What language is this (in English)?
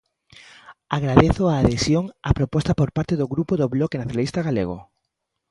Galician